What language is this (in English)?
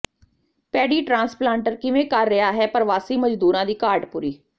Punjabi